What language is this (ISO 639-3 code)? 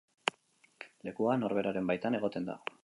eus